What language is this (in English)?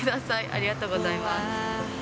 Japanese